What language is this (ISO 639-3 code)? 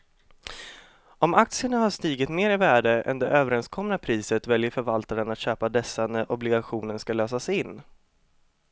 swe